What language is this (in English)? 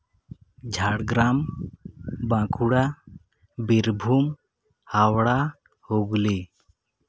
Santali